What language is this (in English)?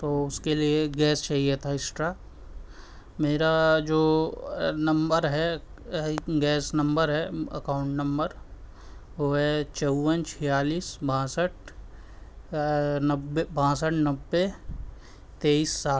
Urdu